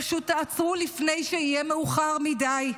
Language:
Hebrew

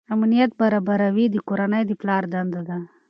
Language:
Pashto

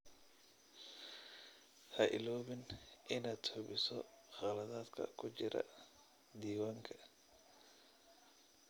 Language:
Somali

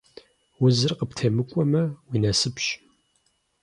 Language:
Kabardian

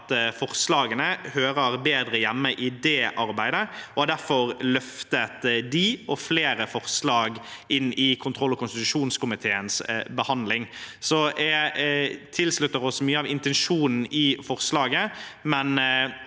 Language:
Norwegian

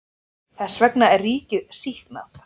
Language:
Icelandic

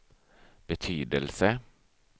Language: Swedish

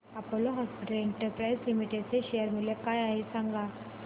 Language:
Marathi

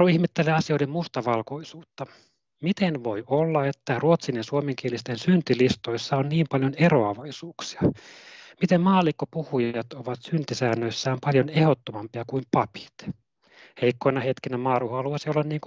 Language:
Finnish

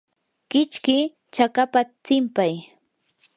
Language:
Yanahuanca Pasco Quechua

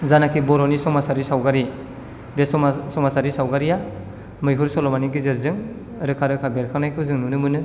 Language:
Bodo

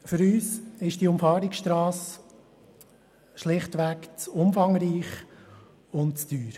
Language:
Swiss German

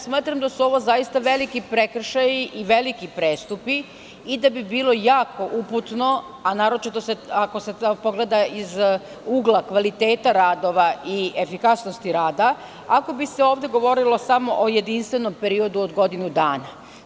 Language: Serbian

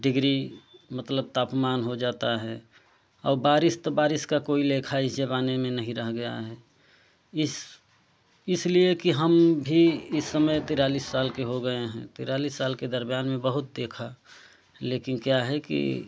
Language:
Hindi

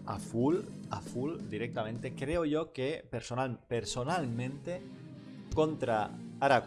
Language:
Spanish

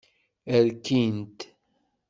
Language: Kabyle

